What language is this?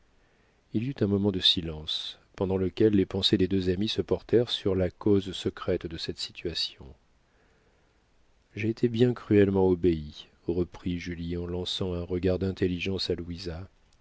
French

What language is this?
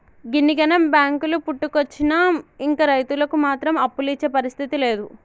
Telugu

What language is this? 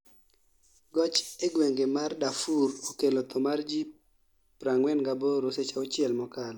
Luo (Kenya and Tanzania)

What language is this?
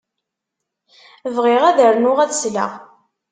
Kabyle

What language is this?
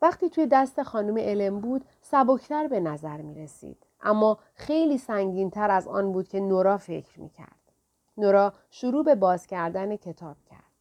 Persian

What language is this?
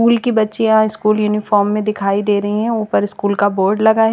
Hindi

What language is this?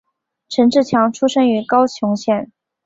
Chinese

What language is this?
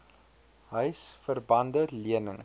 Afrikaans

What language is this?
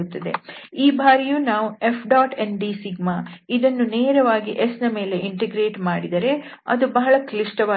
Kannada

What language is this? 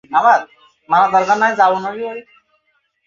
Bangla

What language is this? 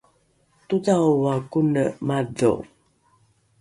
Rukai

